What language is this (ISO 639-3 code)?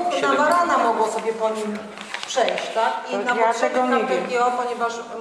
pol